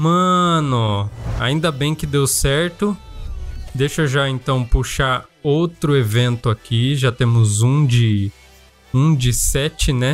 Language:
Portuguese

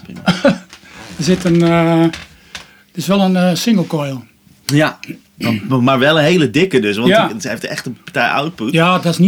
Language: Dutch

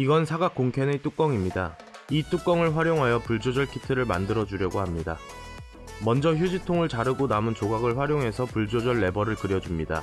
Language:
Korean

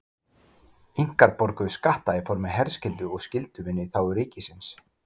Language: Icelandic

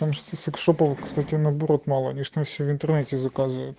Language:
Russian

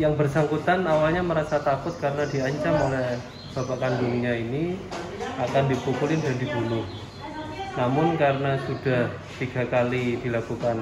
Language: Indonesian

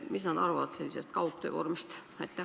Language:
Estonian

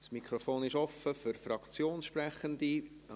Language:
Swiss German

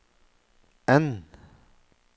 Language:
Norwegian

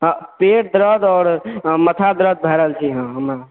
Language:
Maithili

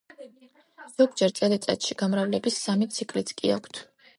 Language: Georgian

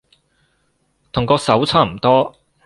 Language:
Cantonese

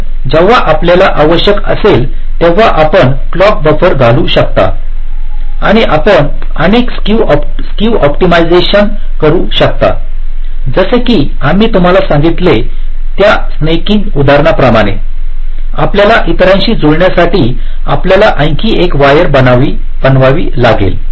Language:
Marathi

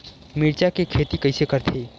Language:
Chhattisgarhi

